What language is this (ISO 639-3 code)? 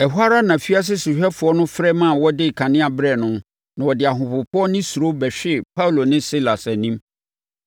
aka